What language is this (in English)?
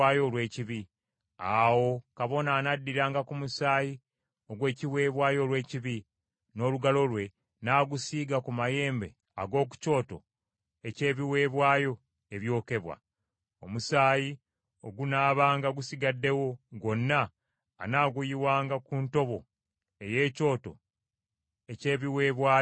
Ganda